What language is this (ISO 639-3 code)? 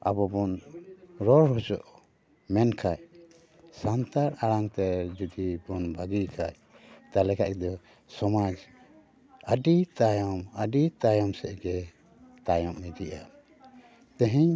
sat